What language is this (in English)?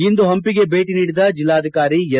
Kannada